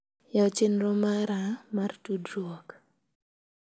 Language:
Luo (Kenya and Tanzania)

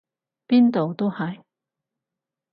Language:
Cantonese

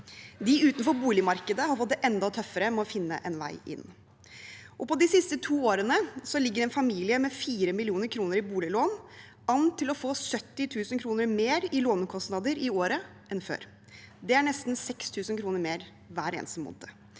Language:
Norwegian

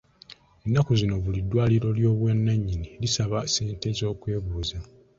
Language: Ganda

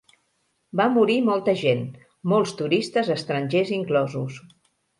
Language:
Catalan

